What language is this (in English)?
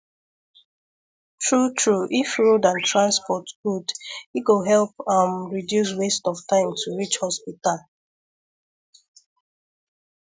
Nigerian Pidgin